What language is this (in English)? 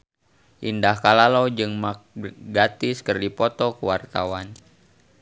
Sundanese